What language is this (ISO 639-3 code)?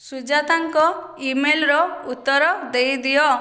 ori